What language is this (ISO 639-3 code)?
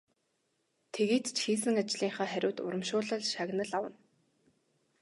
mon